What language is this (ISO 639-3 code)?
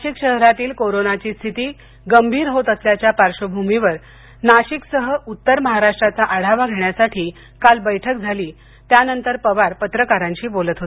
mar